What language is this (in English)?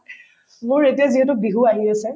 Assamese